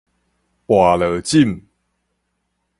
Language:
Min Nan Chinese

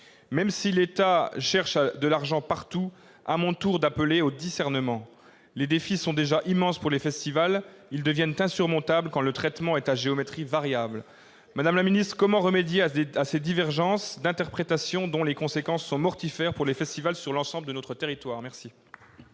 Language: French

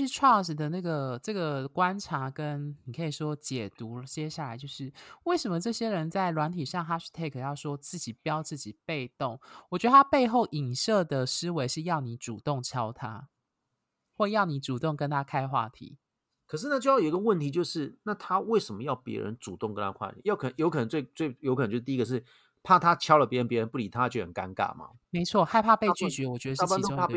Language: Chinese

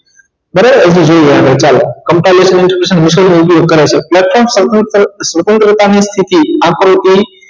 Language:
Gujarati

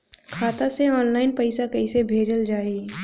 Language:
Bhojpuri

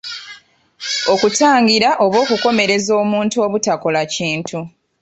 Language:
Ganda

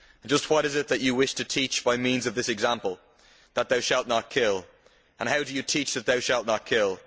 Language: English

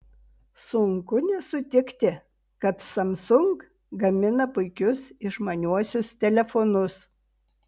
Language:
Lithuanian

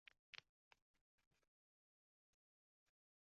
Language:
Uzbek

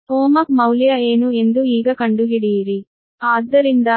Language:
Kannada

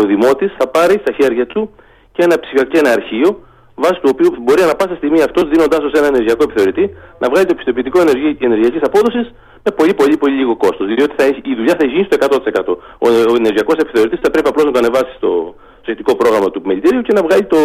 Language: Greek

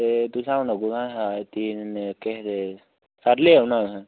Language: Dogri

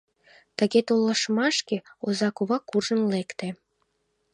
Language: Mari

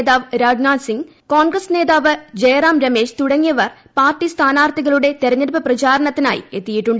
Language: Malayalam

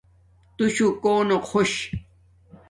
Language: Domaaki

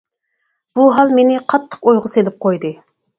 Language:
Uyghur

